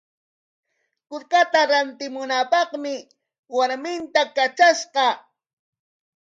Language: Corongo Ancash Quechua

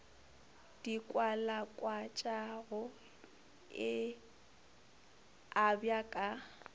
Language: Northern Sotho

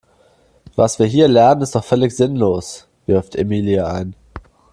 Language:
German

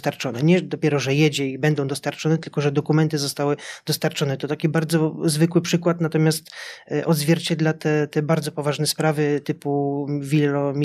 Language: Polish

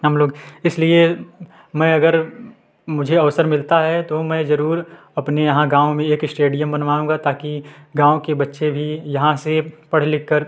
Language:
Hindi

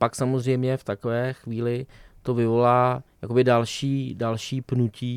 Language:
Czech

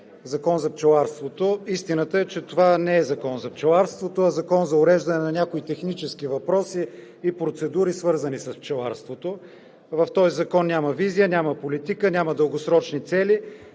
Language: Bulgarian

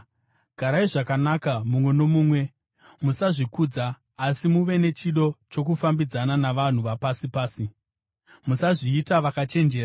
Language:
Shona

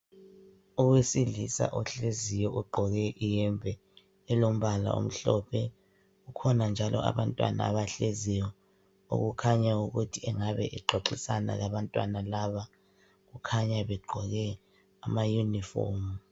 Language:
North Ndebele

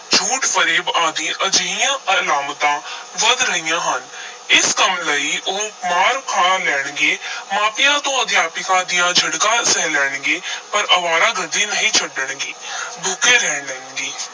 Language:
Punjabi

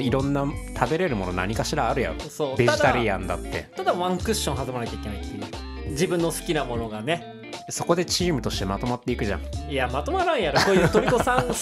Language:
Japanese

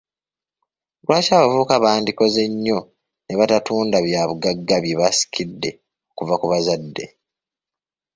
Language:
Ganda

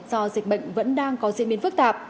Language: Vietnamese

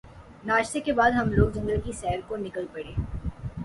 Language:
Urdu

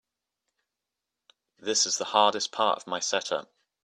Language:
English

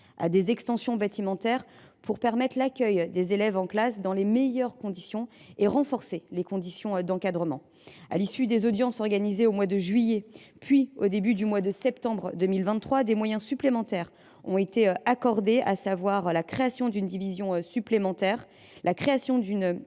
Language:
French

